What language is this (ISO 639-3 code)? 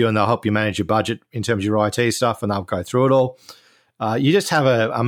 eng